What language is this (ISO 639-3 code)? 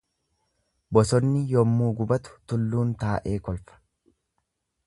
orm